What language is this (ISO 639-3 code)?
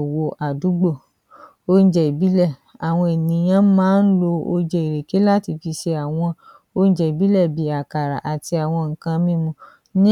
yor